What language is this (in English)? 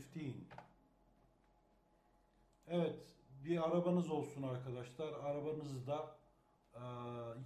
Turkish